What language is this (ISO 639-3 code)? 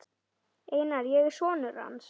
isl